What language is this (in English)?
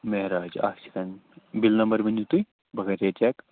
Kashmiri